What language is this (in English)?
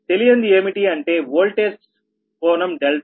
Telugu